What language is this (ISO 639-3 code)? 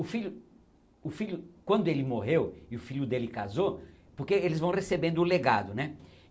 por